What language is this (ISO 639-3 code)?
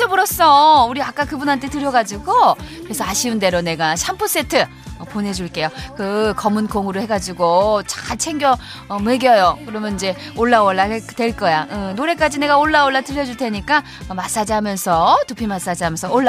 kor